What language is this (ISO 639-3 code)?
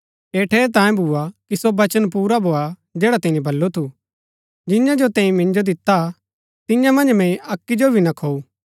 gbk